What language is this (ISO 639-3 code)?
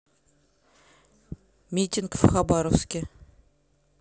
rus